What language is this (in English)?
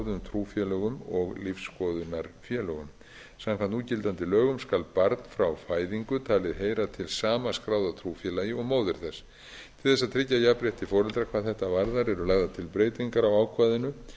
Icelandic